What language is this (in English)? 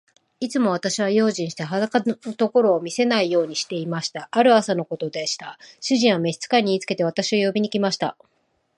Japanese